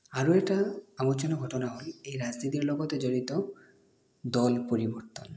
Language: Assamese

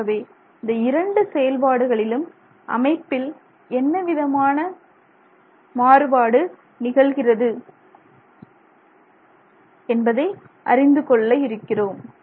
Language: Tamil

